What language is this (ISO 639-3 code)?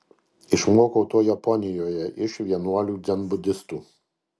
lit